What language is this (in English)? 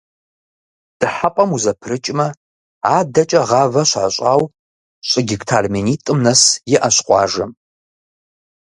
Kabardian